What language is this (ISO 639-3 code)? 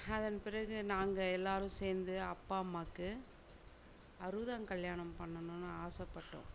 tam